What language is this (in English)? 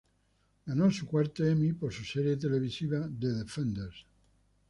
Spanish